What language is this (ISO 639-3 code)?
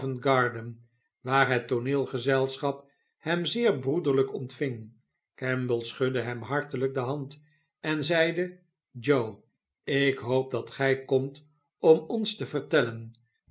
nld